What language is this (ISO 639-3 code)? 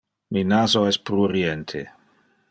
ina